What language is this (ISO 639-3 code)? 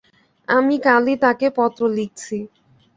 ben